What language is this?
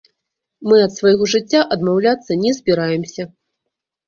Belarusian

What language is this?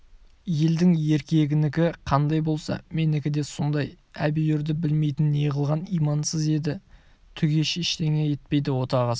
Kazakh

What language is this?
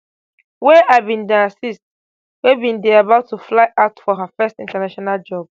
Nigerian Pidgin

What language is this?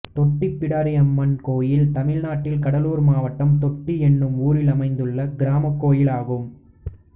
Tamil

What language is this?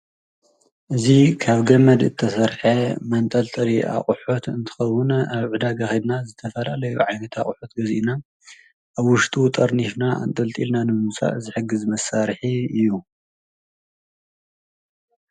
Tigrinya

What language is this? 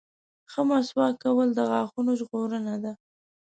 Pashto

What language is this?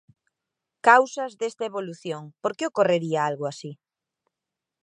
Galician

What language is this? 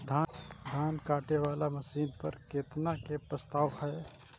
Maithili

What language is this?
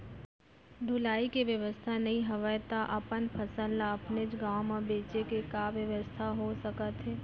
Chhattisgarhi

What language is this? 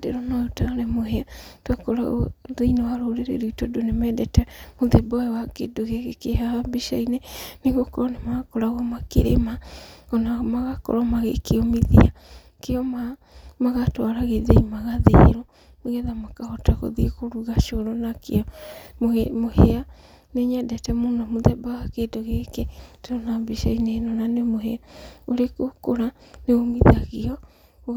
Kikuyu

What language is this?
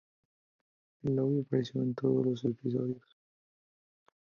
Spanish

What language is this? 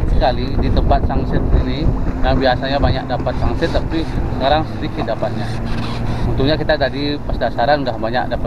Indonesian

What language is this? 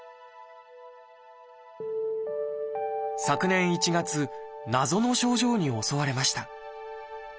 Japanese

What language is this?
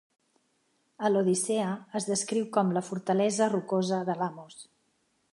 Catalan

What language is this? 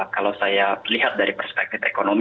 Indonesian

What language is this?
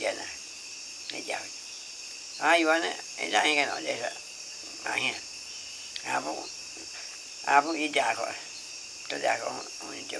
Vietnamese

